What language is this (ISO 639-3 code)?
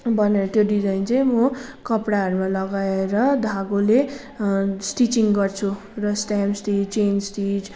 nep